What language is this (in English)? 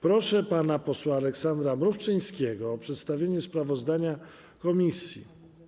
Polish